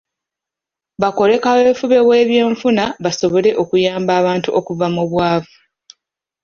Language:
Ganda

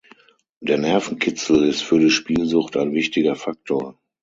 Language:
German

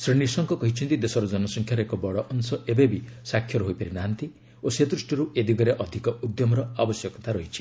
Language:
Odia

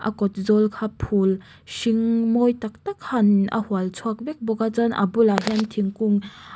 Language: Mizo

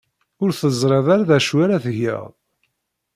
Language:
Kabyle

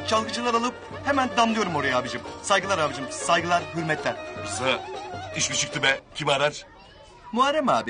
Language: Turkish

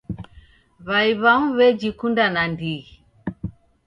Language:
Taita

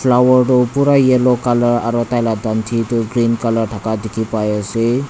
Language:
Naga Pidgin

